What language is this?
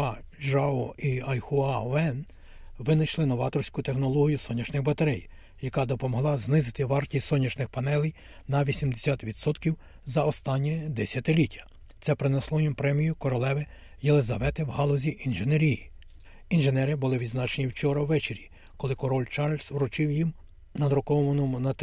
Ukrainian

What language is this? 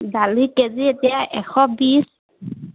Assamese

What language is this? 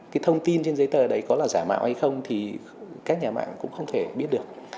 Vietnamese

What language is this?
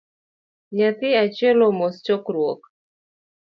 Luo (Kenya and Tanzania)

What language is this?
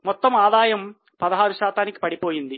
Telugu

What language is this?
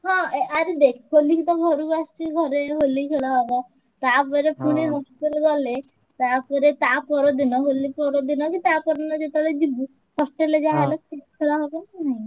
Odia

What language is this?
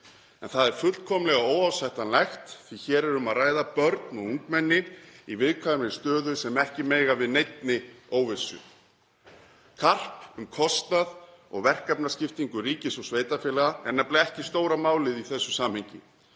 Icelandic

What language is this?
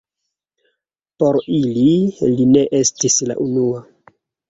Esperanto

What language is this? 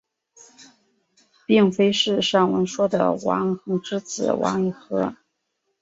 Chinese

